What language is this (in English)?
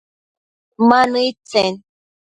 Matsés